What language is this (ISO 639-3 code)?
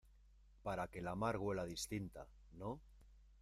spa